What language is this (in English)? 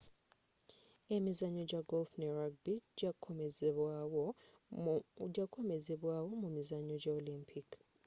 Ganda